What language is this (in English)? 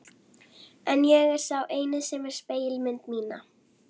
Icelandic